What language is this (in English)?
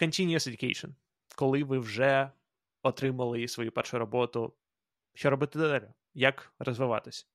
Ukrainian